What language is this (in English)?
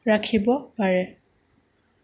Assamese